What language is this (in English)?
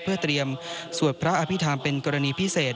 Thai